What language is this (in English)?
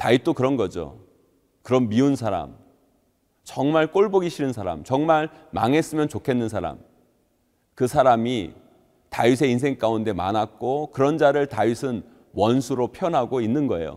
Korean